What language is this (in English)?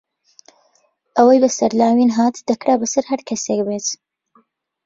Central Kurdish